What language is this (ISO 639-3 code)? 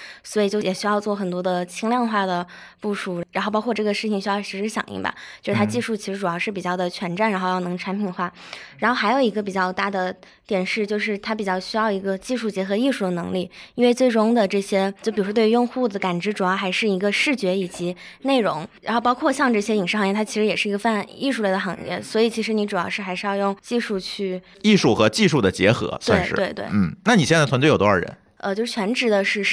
zho